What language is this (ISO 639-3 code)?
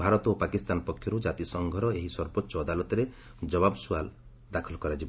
ori